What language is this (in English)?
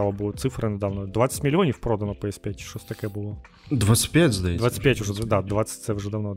Ukrainian